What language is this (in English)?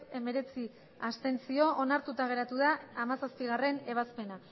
Basque